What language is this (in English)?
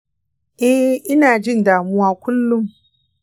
Hausa